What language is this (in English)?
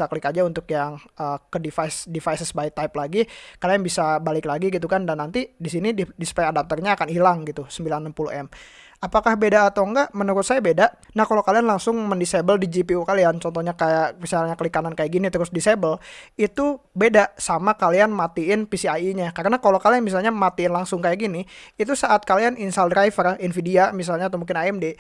Indonesian